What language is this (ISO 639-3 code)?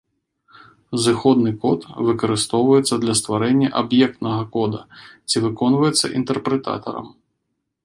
bel